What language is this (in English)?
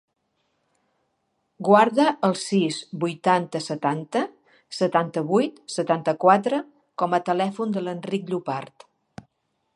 Catalan